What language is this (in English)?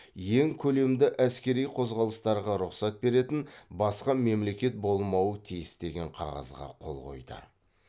Kazakh